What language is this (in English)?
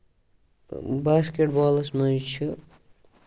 Kashmiri